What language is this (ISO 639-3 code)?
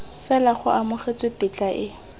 tsn